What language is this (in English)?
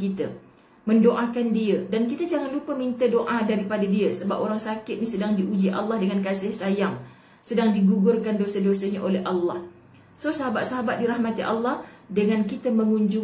Malay